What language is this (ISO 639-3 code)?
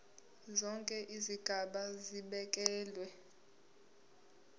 zul